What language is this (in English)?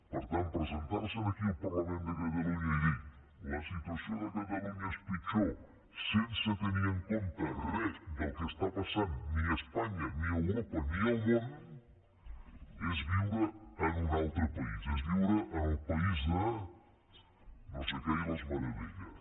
Catalan